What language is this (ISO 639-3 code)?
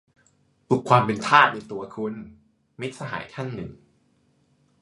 tha